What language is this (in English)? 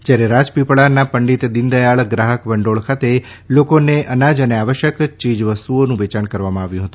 Gujarati